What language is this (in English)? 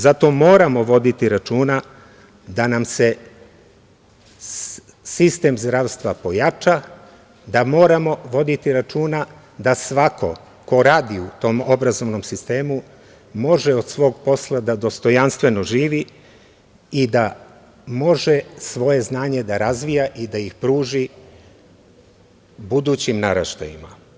Serbian